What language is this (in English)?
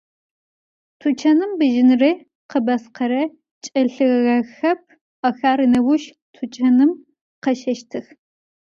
Adyghe